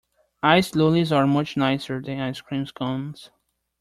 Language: English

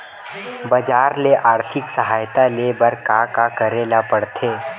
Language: Chhattisgarhi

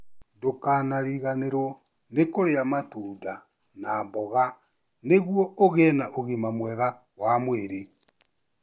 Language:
Kikuyu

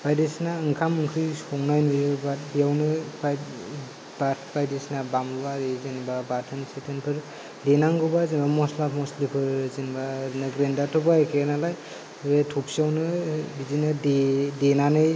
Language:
Bodo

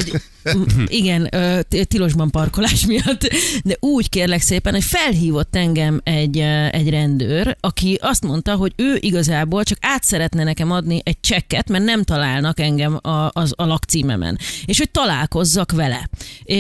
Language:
Hungarian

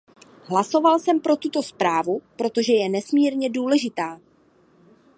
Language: Czech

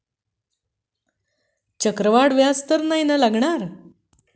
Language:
Marathi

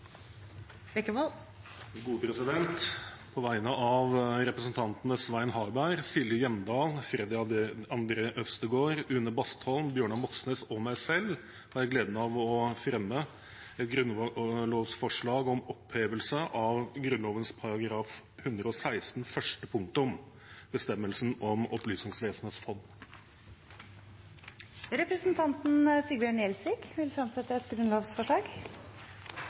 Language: Norwegian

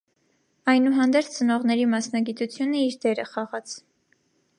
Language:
Armenian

